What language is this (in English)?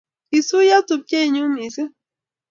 Kalenjin